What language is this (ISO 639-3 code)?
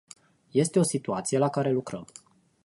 ron